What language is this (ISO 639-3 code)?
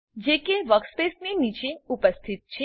guj